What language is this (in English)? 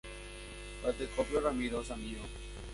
Guarani